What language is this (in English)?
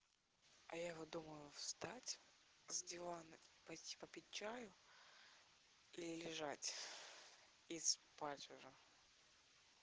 Russian